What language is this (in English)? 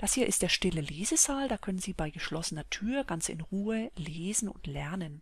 German